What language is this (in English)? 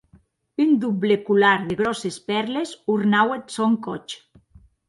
Occitan